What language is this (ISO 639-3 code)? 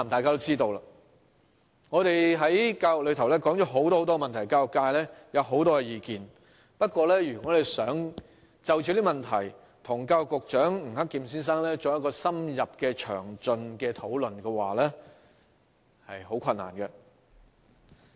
yue